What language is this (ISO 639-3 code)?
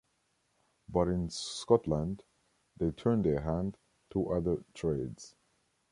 eng